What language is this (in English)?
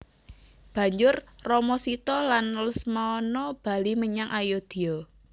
Javanese